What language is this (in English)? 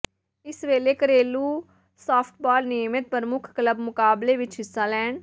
Punjabi